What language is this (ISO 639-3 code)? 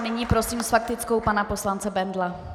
ces